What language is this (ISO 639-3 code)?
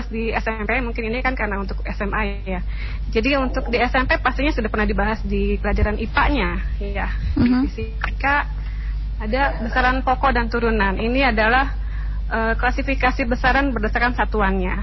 ind